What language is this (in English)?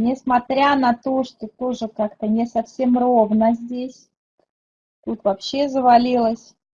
Russian